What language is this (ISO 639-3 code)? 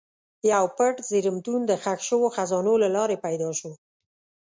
pus